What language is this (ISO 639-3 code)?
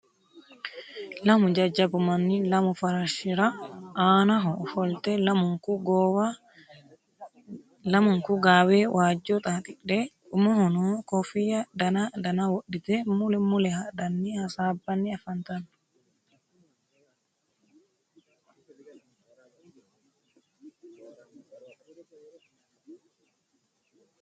sid